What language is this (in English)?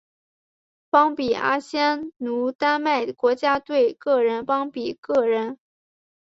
Chinese